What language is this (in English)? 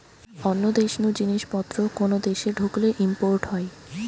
Bangla